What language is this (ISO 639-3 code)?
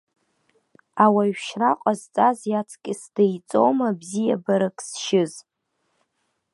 abk